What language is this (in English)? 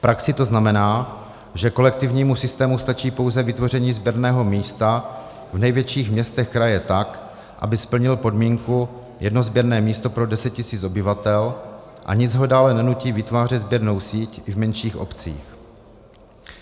Czech